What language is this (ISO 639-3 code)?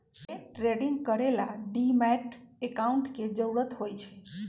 mag